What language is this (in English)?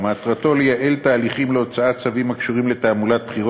Hebrew